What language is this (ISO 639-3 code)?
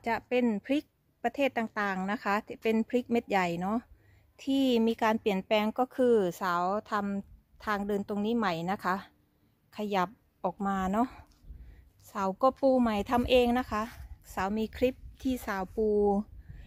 tha